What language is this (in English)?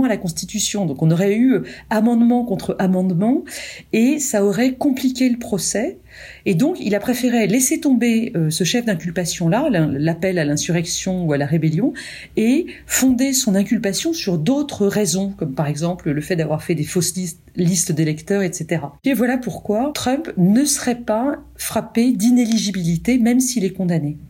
French